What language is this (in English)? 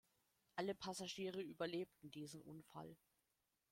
German